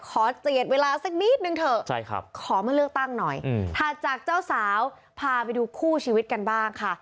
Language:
Thai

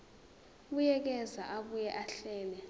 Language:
Zulu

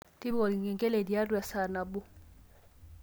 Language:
Masai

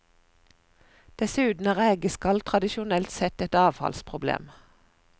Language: Norwegian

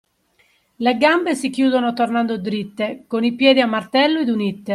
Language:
Italian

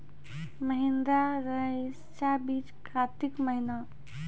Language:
Maithili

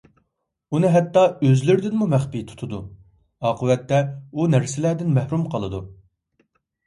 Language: Uyghur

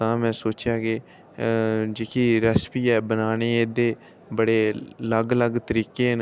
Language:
Dogri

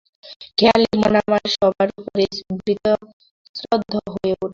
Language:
Bangla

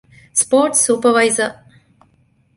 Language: Divehi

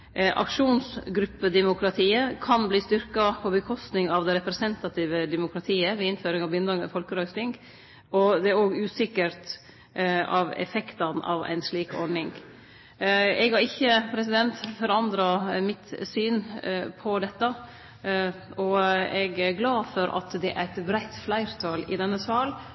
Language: Norwegian Nynorsk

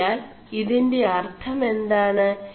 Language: Malayalam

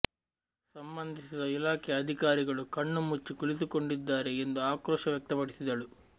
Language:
Kannada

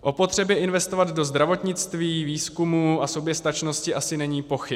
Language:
Czech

